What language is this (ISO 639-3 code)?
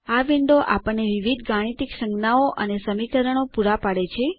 guj